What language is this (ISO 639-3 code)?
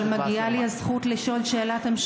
heb